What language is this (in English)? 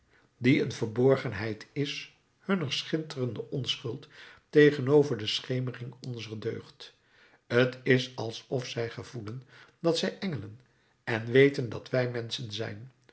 Dutch